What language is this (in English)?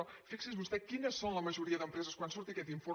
Catalan